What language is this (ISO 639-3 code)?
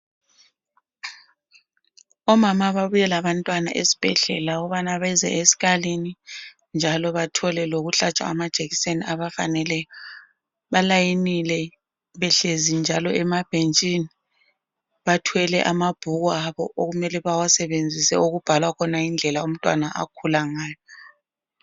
nde